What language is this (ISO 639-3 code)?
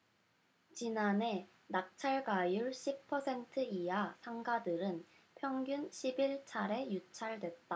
kor